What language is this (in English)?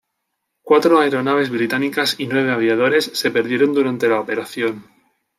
Spanish